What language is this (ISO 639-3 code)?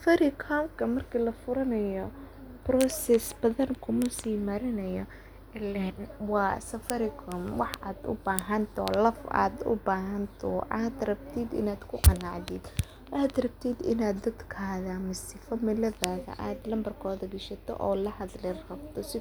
som